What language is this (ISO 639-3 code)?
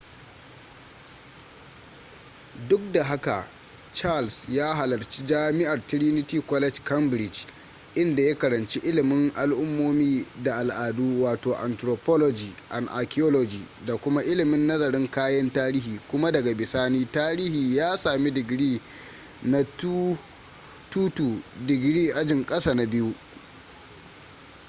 hau